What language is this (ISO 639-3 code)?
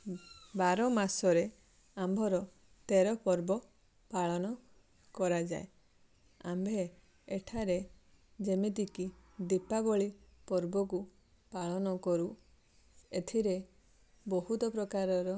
ori